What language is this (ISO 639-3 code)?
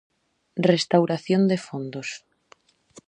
glg